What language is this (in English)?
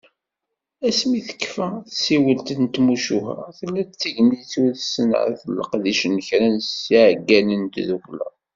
Kabyle